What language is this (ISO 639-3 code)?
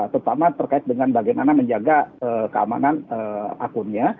ind